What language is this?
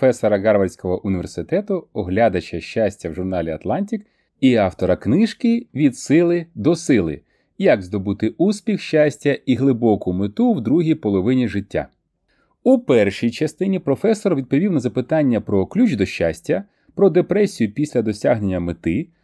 Ukrainian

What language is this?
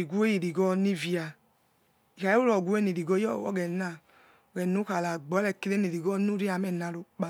Yekhee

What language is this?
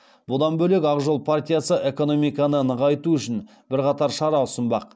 Kazakh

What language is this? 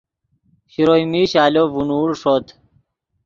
Yidgha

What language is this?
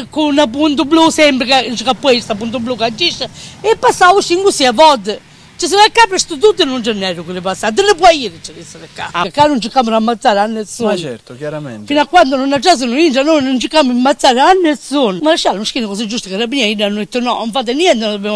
Italian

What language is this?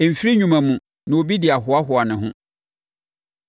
Akan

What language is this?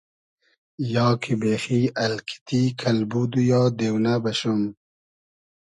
Hazaragi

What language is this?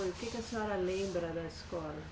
Portuguese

